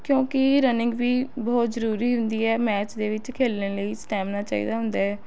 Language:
Punjabi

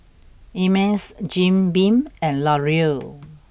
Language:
English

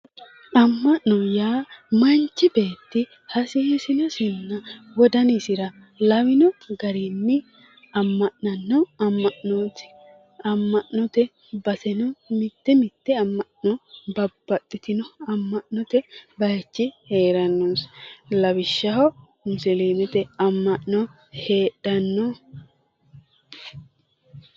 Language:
Sidamo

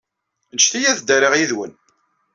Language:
Kabyle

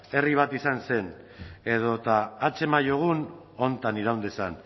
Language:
Basque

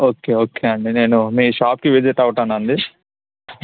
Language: Telugu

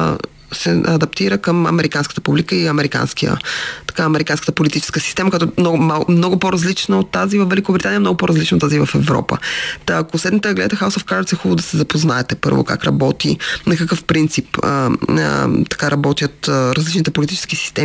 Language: Bulgarian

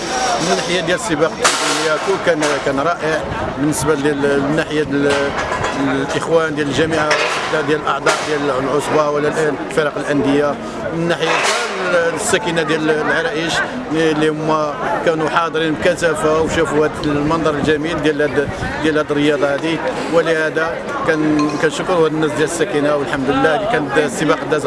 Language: Arabic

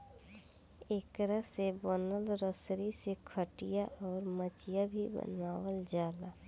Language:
Bhojpuri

